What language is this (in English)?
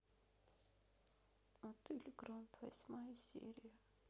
Russian